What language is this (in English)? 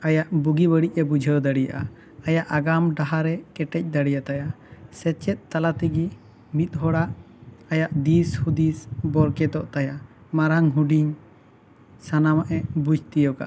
Santali